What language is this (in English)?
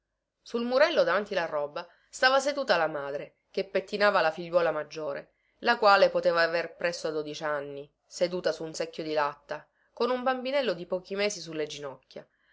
Italian